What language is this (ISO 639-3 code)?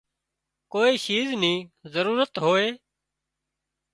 kxp